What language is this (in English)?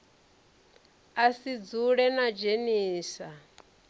Venda